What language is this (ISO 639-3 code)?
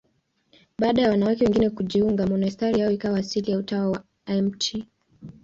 swa